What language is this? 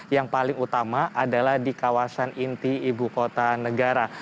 Indonesian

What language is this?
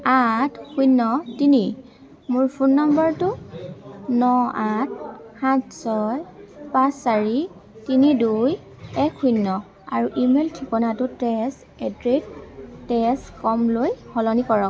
Assamese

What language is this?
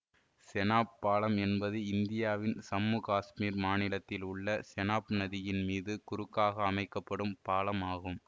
Tamil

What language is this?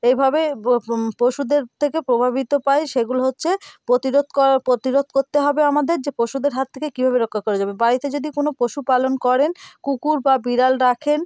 Bangla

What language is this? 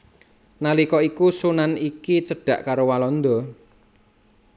Javanese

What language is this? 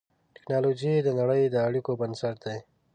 Pashto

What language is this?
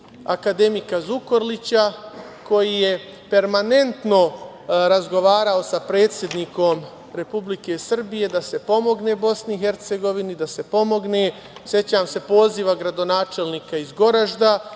Serbian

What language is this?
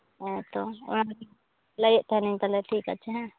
Santali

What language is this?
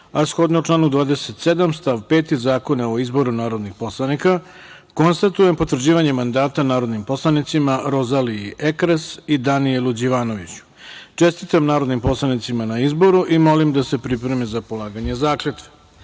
Serbian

